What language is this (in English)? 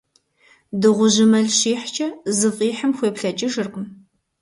Kabardian